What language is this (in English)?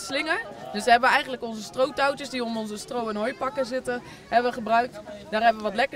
Dutch